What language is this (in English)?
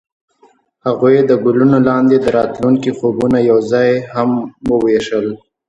Pashto